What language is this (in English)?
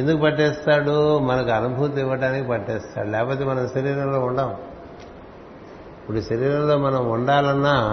Telugu